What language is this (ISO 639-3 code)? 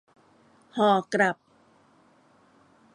tha